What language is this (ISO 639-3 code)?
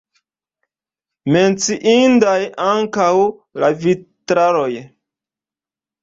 epo